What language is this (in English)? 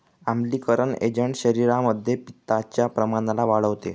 Marathi